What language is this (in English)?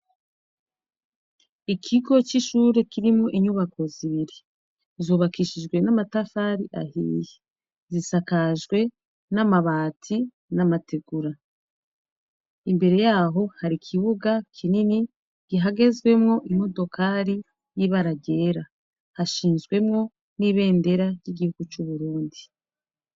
Rundi